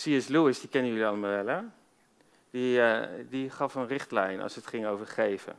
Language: Dutch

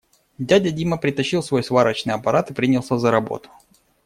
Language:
Russian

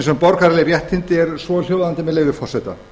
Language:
Icelandic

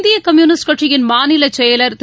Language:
Tamil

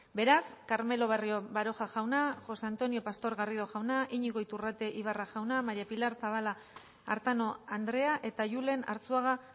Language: Basque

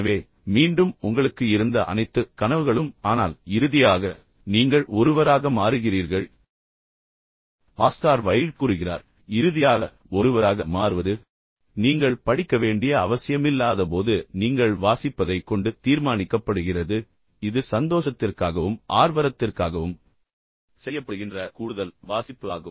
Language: Tamil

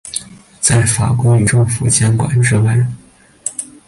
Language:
Chinese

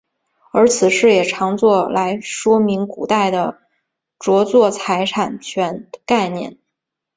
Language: Chinese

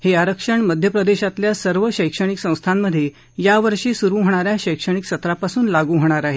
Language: Marathi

